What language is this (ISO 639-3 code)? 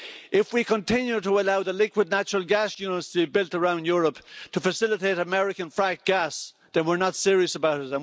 eng